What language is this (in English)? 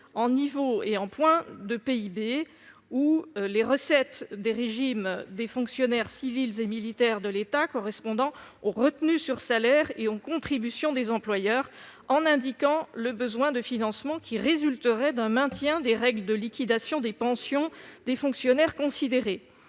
French